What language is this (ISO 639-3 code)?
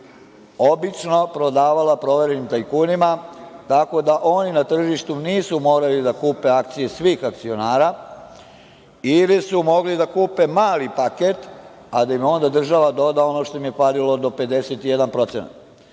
srp